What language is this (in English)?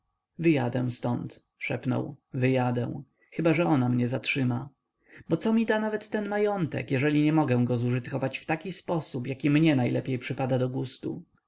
Polish